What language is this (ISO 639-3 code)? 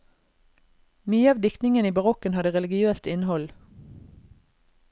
nor